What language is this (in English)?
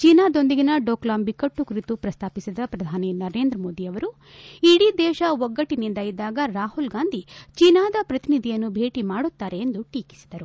Kannada